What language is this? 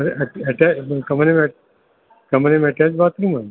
Sindhi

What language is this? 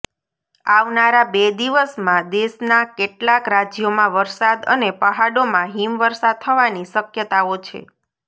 Gujarati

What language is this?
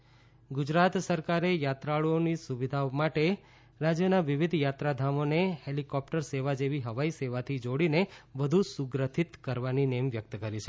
Gujarati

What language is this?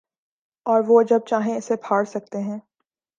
Urdu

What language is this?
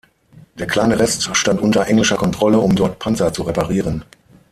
German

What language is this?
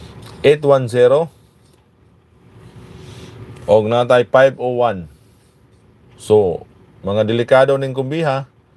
Filipino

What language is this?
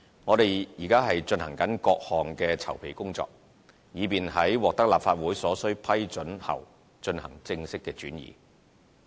Cantonese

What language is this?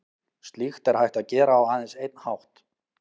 Icelandic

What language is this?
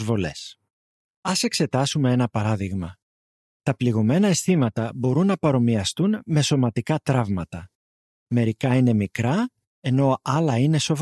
Greek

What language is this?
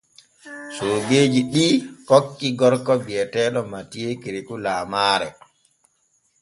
Borgu Fulfulde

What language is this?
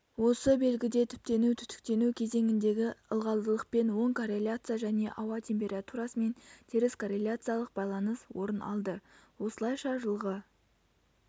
Kazakh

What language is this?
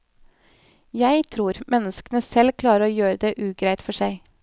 Norwegian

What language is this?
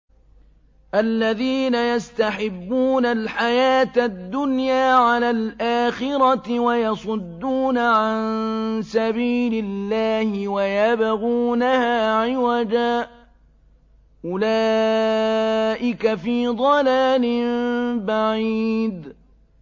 Arabic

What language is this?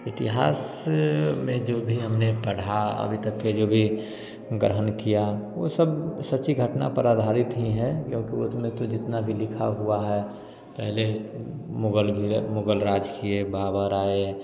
Hindi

